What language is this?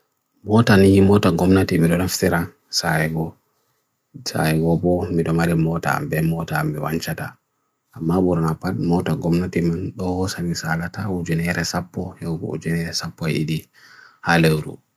Bagirmi Fulfulde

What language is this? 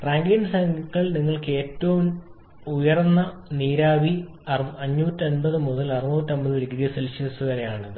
Malayalam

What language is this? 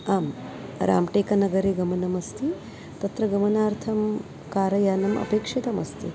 Sanskrit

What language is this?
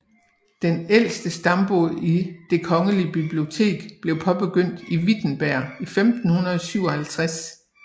Danish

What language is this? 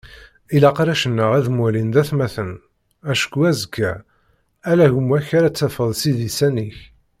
Kabyle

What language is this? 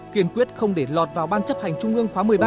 Vietnamese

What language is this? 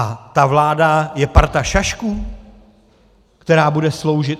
Czech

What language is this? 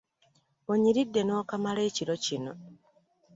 Ganda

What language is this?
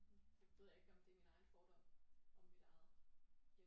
Danish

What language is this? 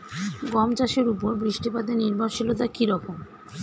Bangla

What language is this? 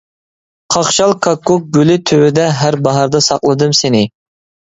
Uyghur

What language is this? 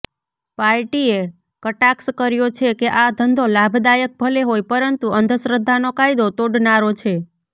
Gujarati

